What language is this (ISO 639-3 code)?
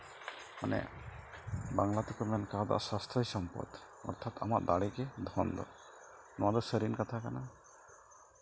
sat